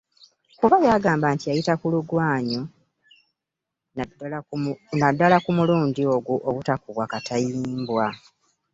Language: Ganda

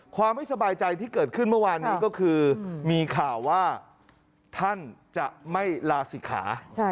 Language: Thai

